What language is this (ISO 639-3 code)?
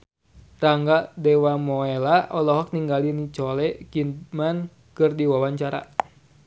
sun